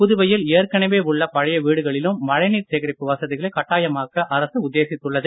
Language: Tamil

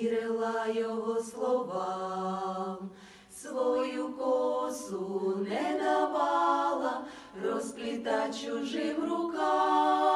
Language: Ukrainian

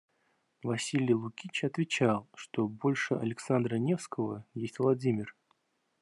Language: Russian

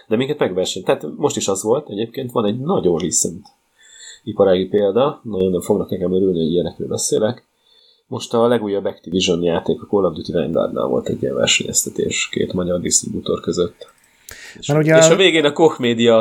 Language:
Hungarian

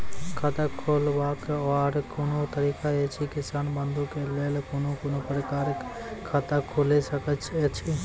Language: Maithili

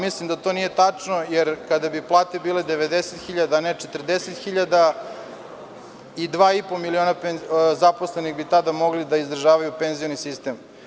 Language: Serbian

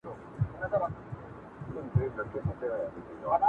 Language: Pashto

